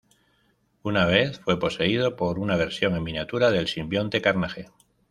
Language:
Spanish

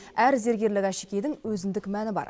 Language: Kazakh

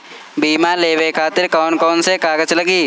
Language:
Bhojpuri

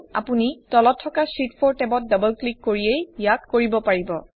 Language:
Assamese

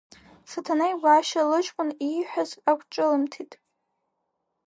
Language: Abkhazian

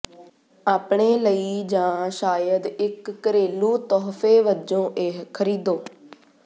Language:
Punjabi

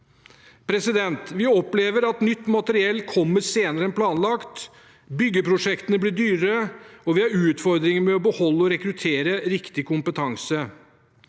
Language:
Norwegian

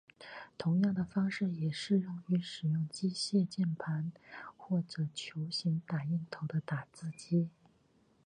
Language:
Chinese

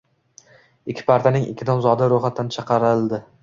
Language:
Uzbek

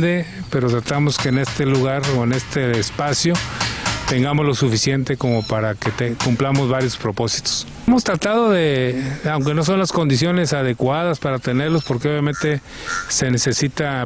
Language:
Spanish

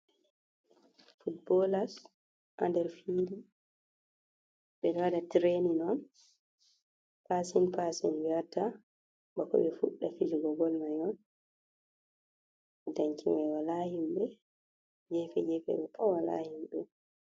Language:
Fula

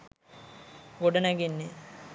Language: Sinhala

